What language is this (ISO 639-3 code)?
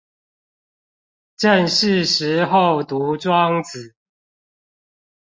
zho